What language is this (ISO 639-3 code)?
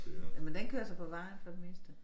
dan